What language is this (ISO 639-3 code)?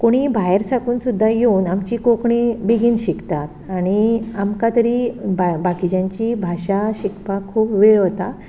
kok